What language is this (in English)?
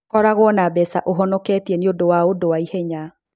Kikuyu